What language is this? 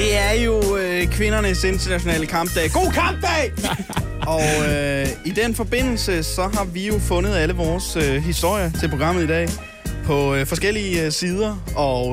Danish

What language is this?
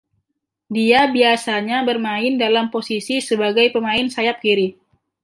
Indonesian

